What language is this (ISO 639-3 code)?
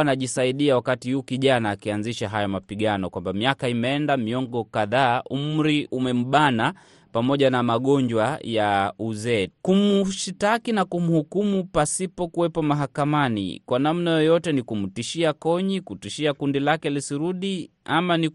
swa